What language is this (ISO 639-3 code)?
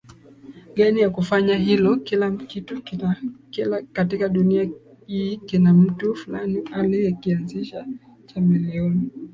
swa